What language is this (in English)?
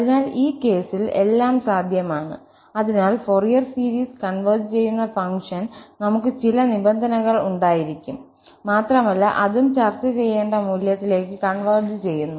Malayalam